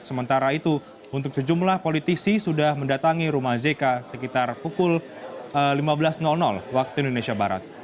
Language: Indonesian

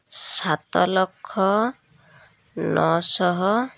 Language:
Odia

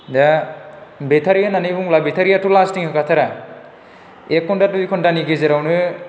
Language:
Bodo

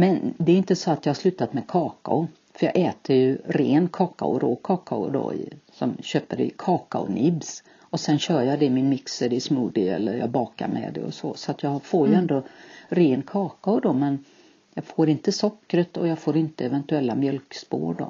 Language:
Swedish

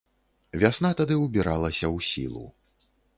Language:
Belarusian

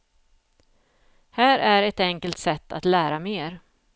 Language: Swedish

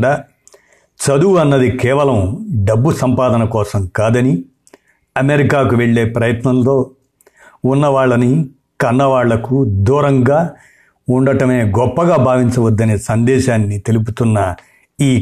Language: Telugu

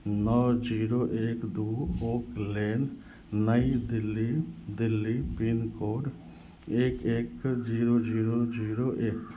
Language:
Maithili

